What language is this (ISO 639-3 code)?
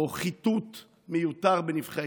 heb